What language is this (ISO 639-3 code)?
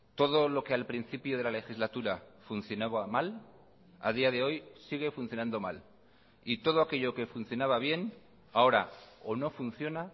spa